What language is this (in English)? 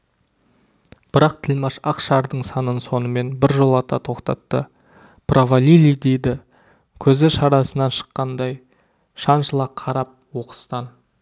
Kazakh